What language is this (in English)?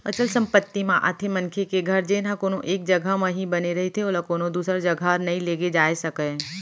Chhattisgarhi